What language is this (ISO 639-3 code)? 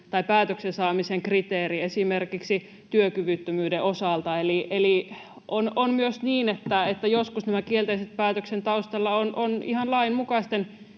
fin